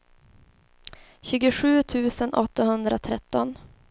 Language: Swedish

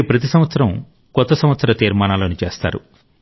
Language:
Telugu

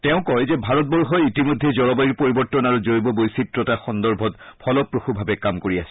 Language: Assamese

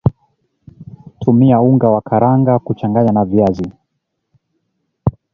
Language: Swahili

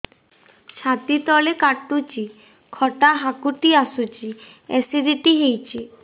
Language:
Odia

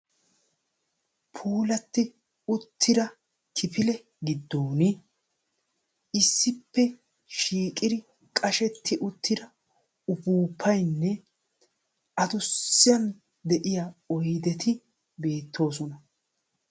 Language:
Wolaytta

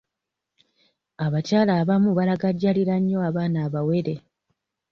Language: Ganda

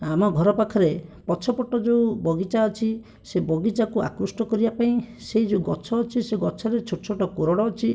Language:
Odia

